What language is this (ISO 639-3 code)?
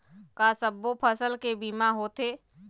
hne